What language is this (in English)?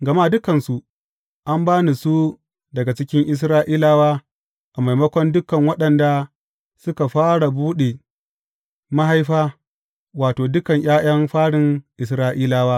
Hausa